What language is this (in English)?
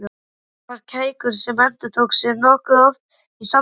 Icelandic